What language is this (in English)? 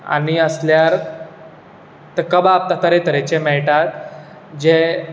Konkani